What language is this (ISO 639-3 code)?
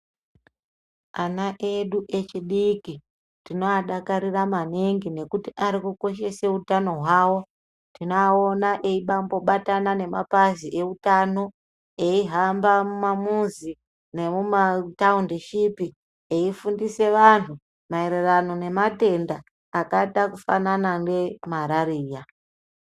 ndc